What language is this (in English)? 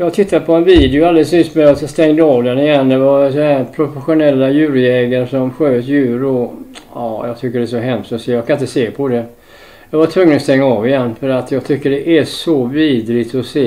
Swedish